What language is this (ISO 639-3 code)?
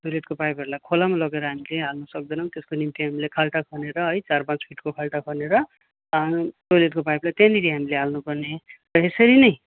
nep